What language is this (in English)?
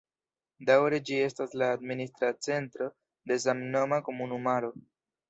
Esperanto